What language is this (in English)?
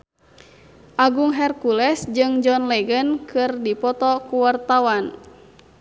Sundanese